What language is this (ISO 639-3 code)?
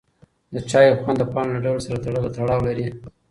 pus